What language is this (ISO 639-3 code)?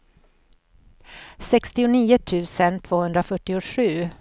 swe